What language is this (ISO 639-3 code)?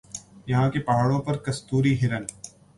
urd